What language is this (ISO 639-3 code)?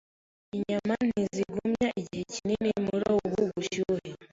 kin